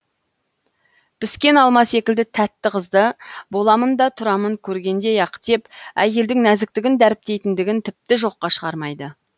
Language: Kazakh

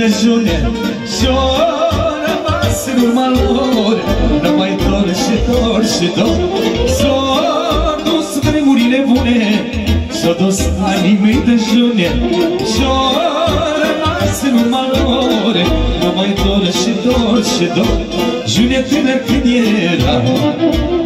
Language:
Romanian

